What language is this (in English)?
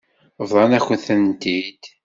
Kabyle